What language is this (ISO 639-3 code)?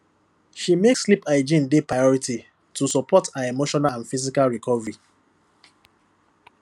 pcm